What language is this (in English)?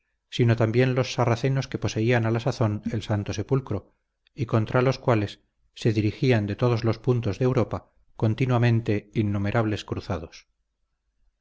Spanish